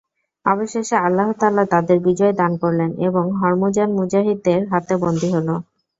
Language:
Bangla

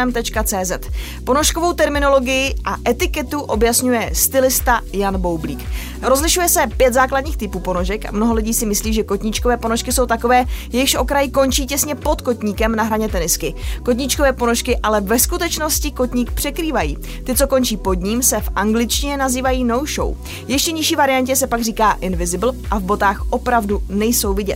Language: Czech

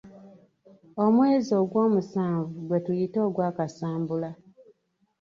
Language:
Ganda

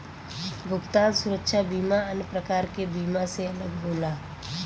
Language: Bhojpuri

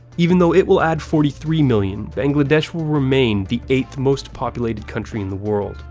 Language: English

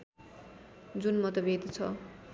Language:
Nepali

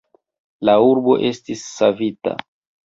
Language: Esperanto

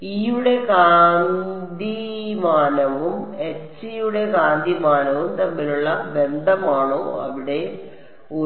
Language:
Malayalam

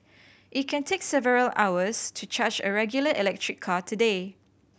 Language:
English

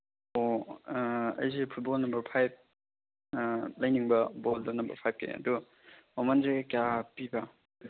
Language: Manipuri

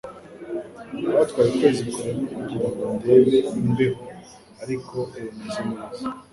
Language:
Kinyarwanda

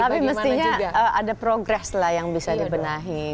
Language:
Indonesian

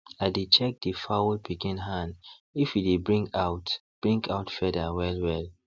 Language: Nigerian Pidgin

